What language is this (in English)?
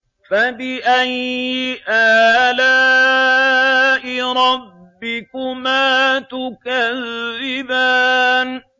Arabic